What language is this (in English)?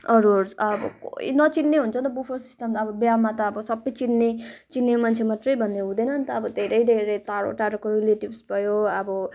Nepali